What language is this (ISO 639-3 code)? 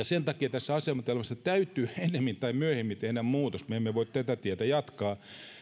fin